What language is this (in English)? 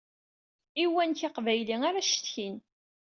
Kabyle